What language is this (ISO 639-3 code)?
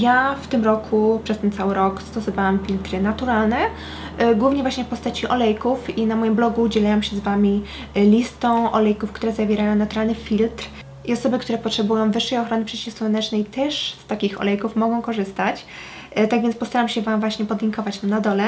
pol